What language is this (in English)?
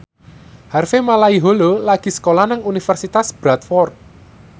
Javanese